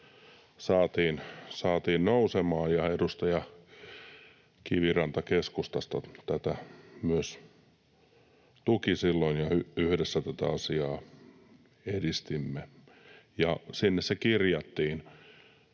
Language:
Finnish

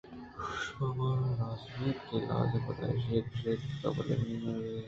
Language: Eastern Balochi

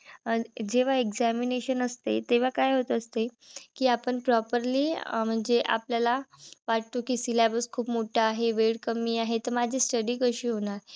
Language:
Marathi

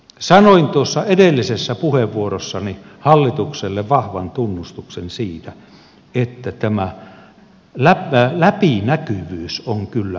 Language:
Finnish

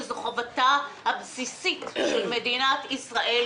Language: Hebrew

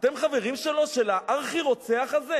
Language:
Hebrew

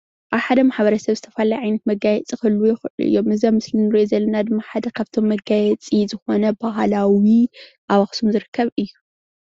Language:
Tigrinya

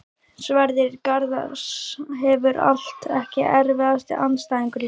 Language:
Icelandic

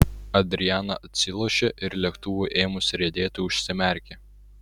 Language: Lithuanian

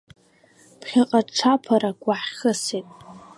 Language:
Abkhazian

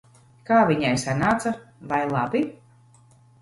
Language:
Latvian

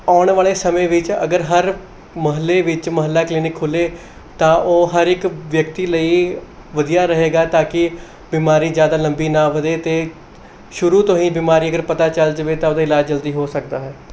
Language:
Punjabi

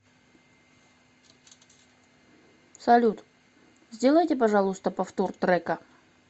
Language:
Russian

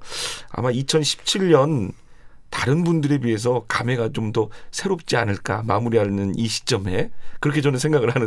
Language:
Korean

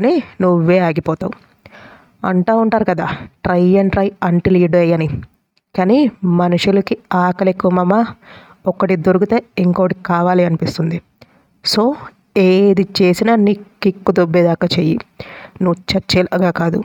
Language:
Telugu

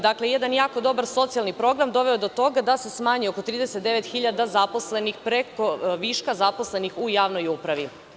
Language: Serbian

